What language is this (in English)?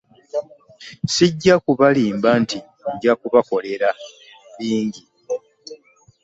Ganda